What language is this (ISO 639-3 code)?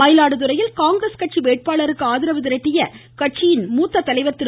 tam